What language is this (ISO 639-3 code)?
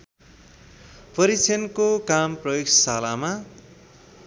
nep